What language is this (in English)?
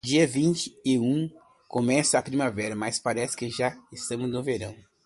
Portuguese